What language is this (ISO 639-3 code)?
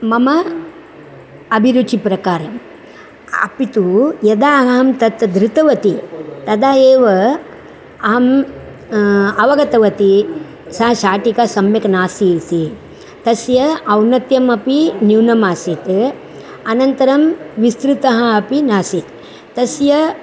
san